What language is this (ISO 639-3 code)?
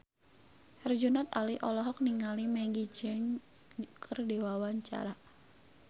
sun